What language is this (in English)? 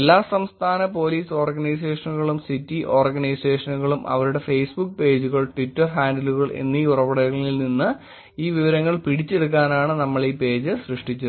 Malayalam